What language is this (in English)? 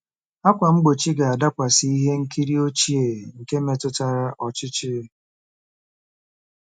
Igbo